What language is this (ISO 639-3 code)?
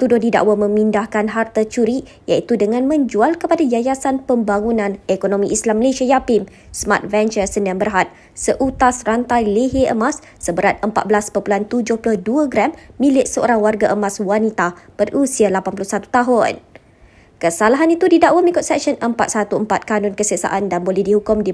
msa